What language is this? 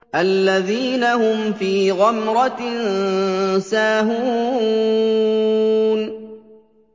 Arabic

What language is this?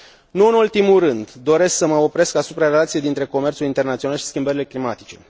Romanian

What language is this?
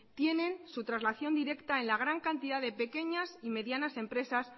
Spanish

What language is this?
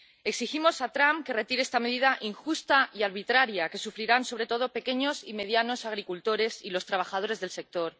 Spanish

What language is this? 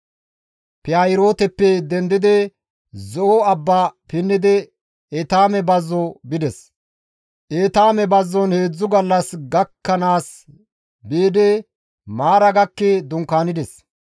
Gamo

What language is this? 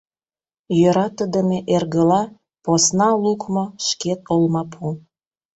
Mari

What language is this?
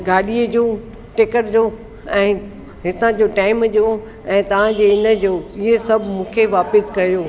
Sindhi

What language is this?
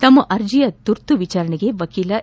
Kannada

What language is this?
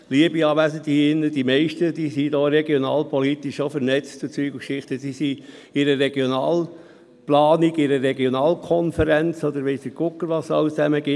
Swiss German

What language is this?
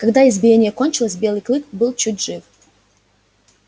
Russian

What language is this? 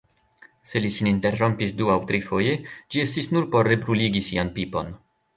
Esperanto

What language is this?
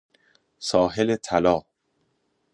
Persian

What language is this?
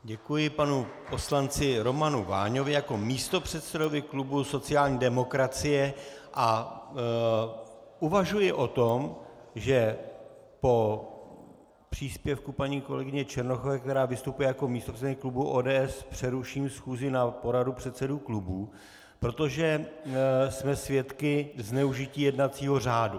Czech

